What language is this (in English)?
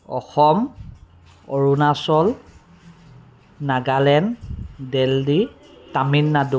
Assamese